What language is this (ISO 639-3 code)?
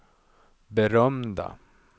swe